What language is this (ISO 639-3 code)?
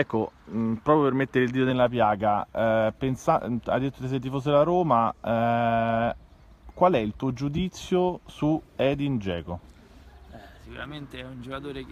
ita